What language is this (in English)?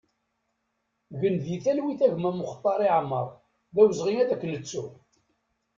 Kabyle